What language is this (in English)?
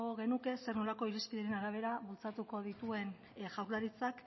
Basque